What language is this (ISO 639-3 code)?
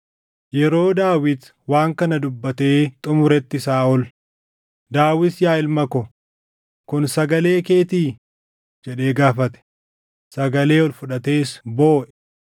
orm